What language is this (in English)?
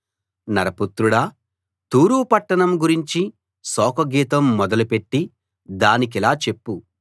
Telugu